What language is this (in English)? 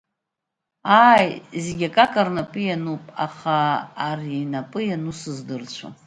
Abkhazian